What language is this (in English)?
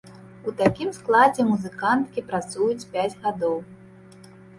Belarusian